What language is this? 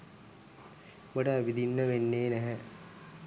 Sinhala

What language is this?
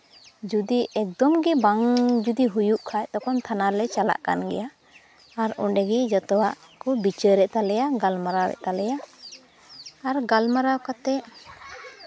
Santali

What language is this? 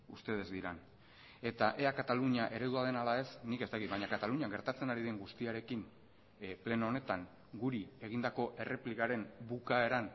Basque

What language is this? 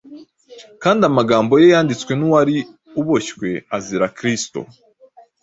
Kinyarwanda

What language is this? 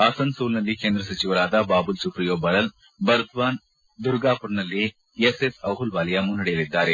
Kannada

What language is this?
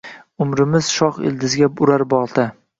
Uzbek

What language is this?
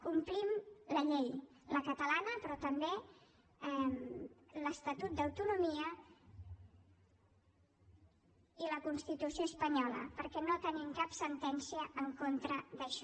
Catalan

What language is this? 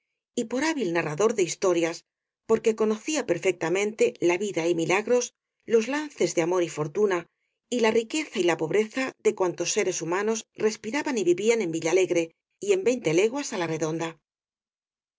Spanish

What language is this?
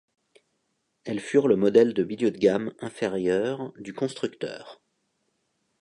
French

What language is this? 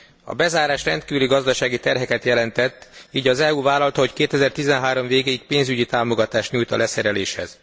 Hungarian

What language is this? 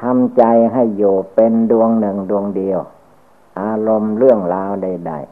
Thai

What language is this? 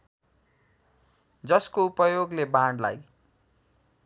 Nepali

